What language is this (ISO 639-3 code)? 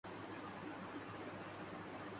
urd